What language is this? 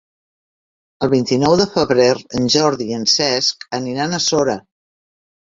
Catalan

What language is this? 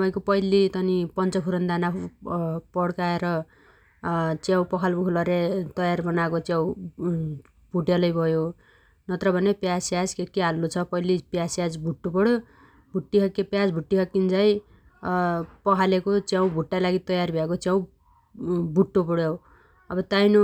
Dotyali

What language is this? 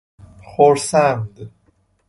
Persian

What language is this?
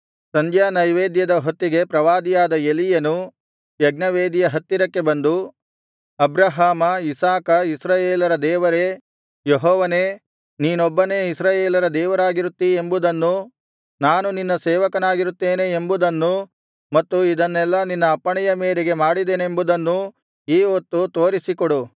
Kannada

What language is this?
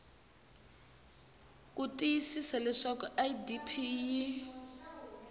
Tsonga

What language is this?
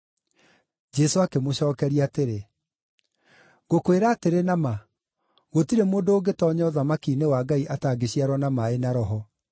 Kikuyu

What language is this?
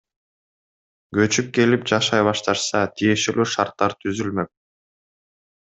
Kyrgyz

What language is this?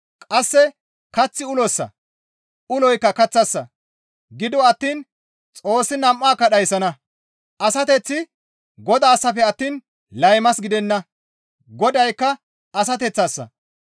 Gamo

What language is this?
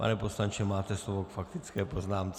Czech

